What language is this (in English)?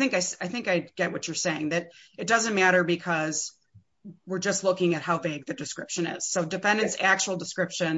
English